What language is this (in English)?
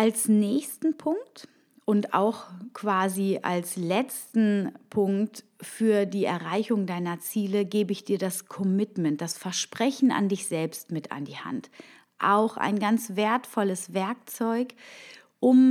German